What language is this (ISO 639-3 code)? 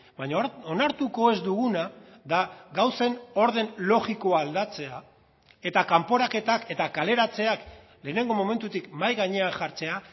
eus